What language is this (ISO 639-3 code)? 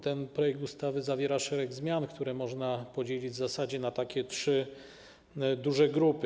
pol